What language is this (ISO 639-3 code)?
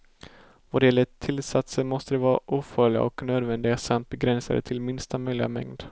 swe